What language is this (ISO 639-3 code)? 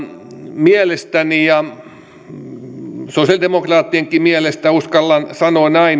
fin